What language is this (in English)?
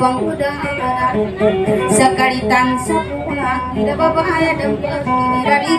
Thai